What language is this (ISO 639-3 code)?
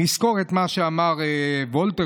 heb